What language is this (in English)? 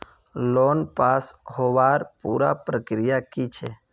Magahi